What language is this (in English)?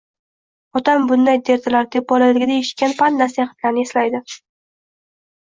Uzbek